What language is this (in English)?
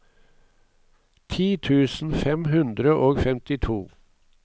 Norwegian